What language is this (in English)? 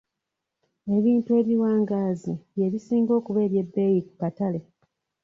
Ganda